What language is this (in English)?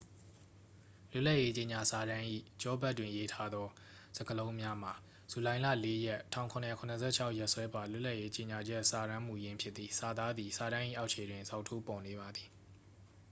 Burmese